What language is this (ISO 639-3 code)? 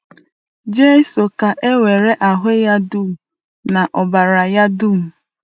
ibo